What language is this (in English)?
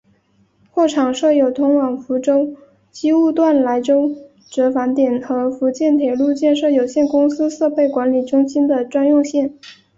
Chinese